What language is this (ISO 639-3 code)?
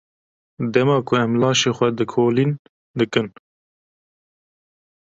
kur